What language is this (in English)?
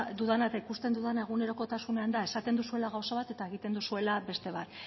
Basque